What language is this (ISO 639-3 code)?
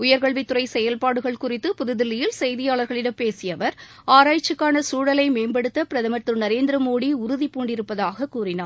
tam